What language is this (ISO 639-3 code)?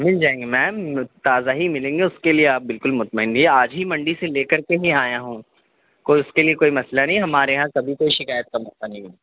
urd